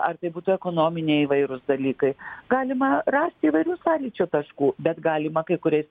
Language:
Lithuanian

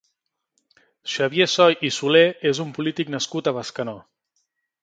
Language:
Catalan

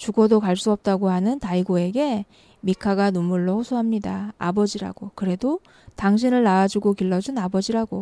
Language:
Korean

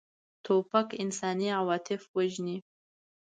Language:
Pashto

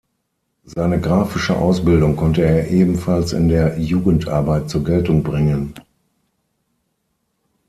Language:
German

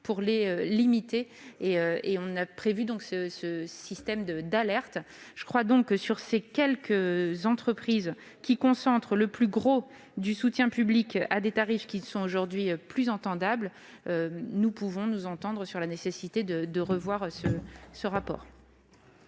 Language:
French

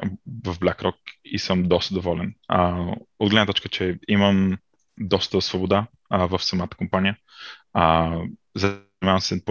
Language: Bulgarian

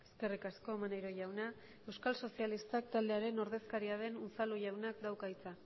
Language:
Basque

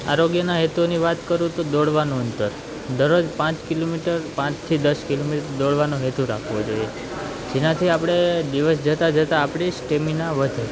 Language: Gujarati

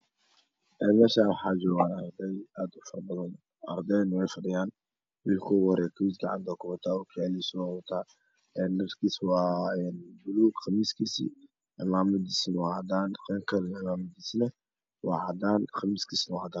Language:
Somali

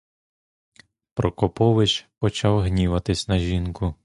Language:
Ukrainian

